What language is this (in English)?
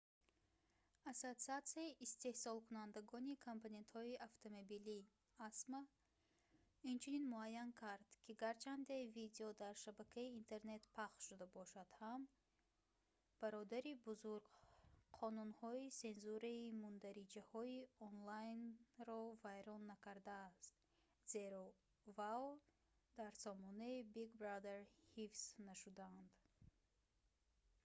Tajik